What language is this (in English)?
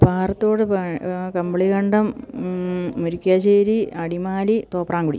Malayalam